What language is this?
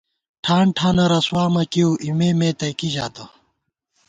Gawar-Bati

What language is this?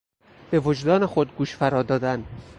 Persian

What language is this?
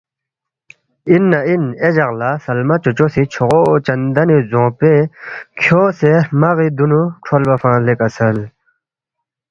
Balti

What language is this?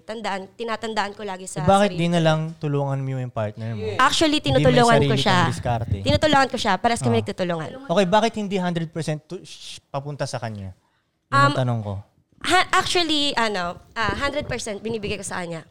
Filipino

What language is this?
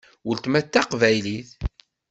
Kabyle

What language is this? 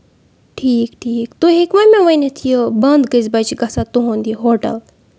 Kashmiri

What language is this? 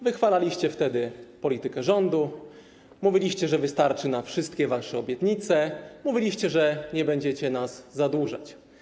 Polish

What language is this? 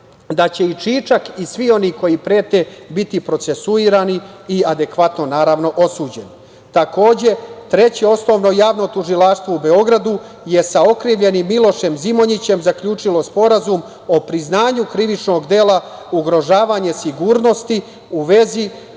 Serbian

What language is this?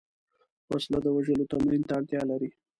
Pashto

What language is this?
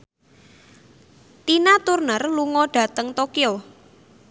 Javanese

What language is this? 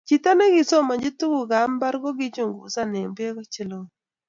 Kalenjin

